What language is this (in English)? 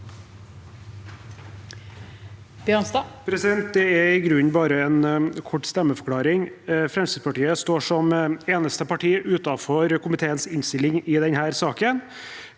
Norwegian